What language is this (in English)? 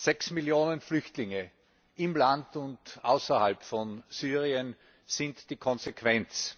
German